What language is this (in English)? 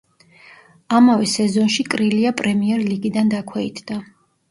Georgian